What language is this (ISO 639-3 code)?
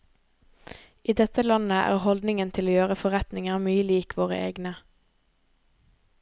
nor